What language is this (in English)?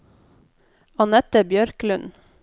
Norwegian